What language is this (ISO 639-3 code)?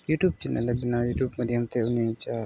sat